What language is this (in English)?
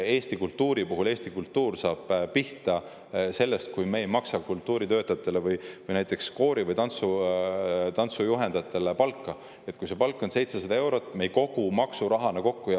Estonian